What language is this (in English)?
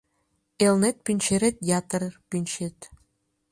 Mari